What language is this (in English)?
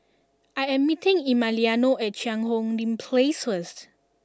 English